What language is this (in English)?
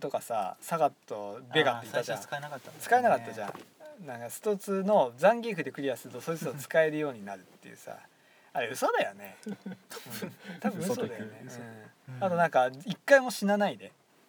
Japanese